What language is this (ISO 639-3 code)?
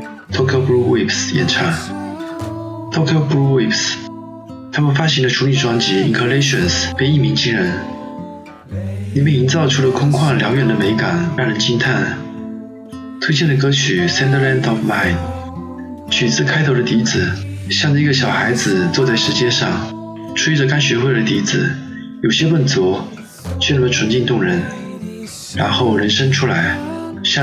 zho